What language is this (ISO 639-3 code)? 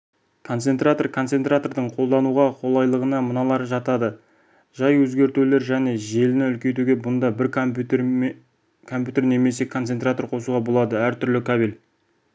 kaz